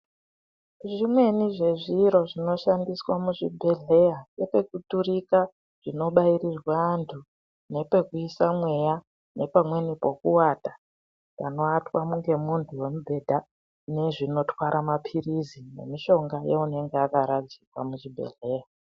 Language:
Ndau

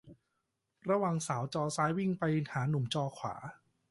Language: Thai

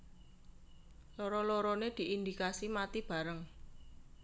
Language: Javanese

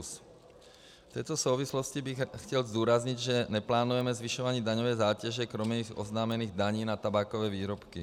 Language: Czech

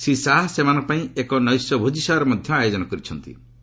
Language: Odia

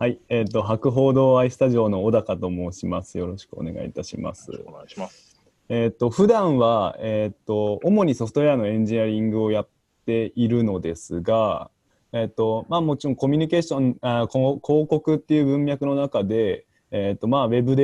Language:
Japanese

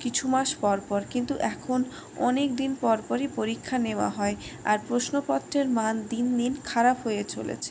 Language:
Bangla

